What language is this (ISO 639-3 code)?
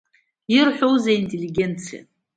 abk